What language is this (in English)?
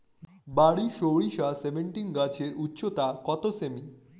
Bangla